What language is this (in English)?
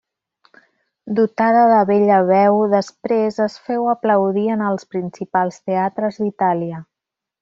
Catalan